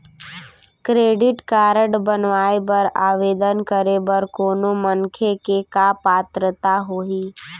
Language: Chhattisgarhi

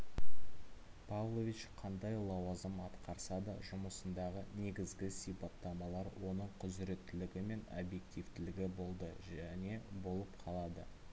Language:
Kazakh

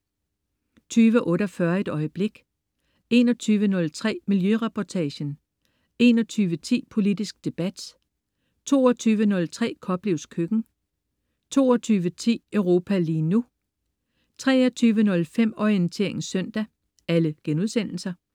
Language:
Danish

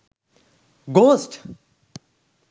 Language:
Sinhala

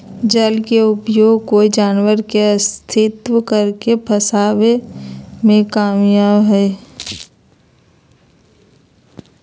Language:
Magahi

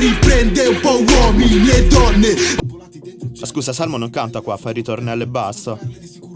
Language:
Italian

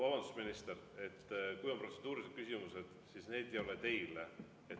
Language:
Estonian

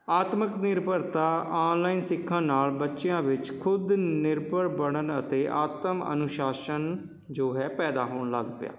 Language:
Punjabi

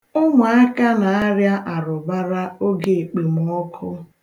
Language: Igbo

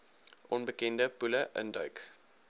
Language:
Afrikaans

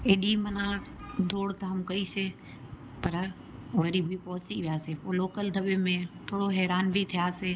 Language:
Sindhi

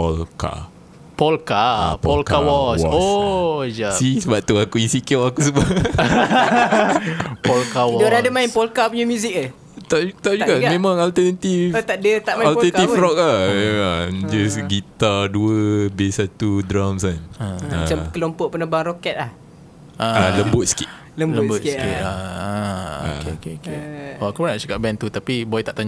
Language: Malay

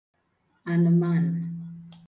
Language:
Igbo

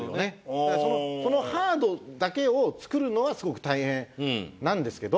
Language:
Japanese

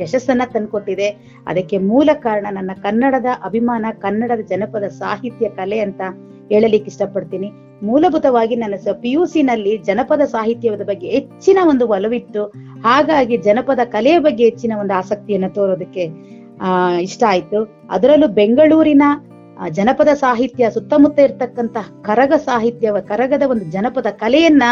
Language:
Kannada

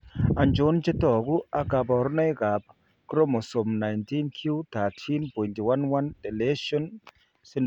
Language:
Kalenjin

